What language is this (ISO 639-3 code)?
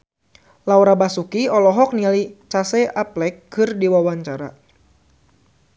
sun